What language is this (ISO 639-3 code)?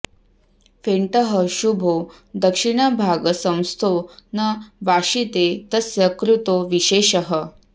san